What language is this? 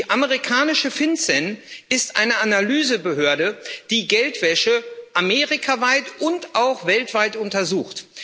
German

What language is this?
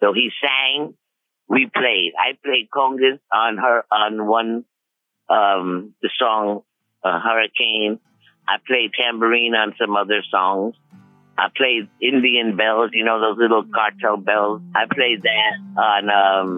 Swedish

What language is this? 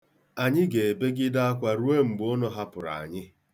Igbo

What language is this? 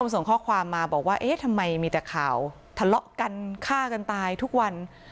Thai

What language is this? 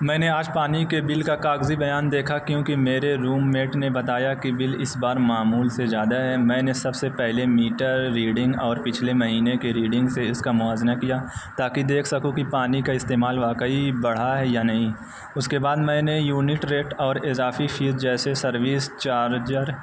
Urdu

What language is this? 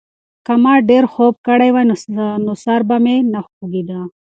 Pashto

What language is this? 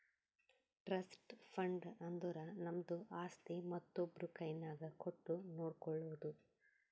Kannada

